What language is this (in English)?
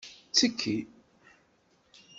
Kabyle